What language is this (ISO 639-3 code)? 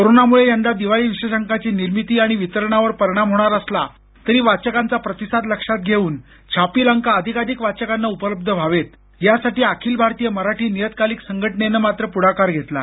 mar